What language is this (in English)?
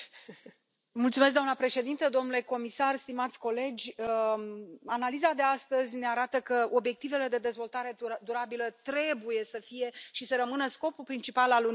Romanian